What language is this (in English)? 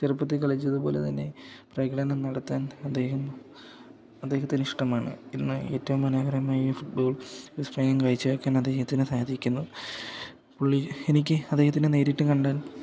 Malayalam